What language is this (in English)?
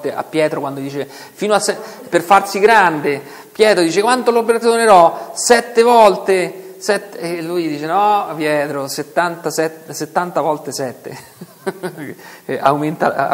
Italian